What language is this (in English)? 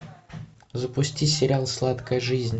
Russian